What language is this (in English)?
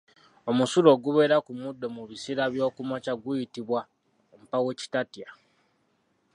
Ganda